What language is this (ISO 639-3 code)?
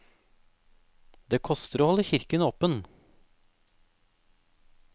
nor